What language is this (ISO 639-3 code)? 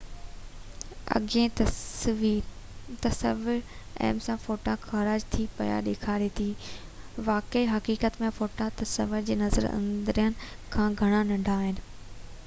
snd